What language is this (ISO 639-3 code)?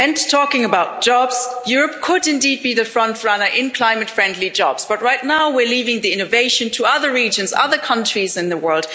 eng